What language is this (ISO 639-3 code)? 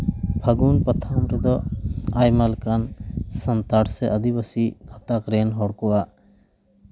sat